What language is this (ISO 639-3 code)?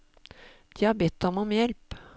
nor